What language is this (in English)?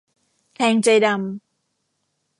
Thai